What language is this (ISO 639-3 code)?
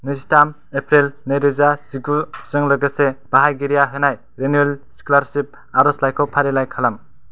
brx